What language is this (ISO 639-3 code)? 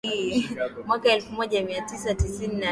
swa